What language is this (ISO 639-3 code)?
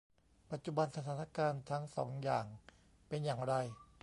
tha